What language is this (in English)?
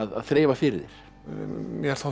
Icelandic